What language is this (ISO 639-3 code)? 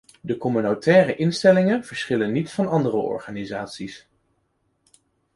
nld